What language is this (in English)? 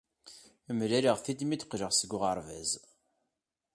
Kabyle